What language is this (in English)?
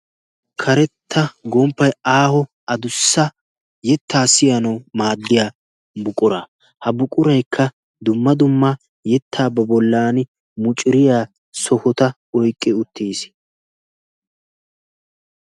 Wolaytta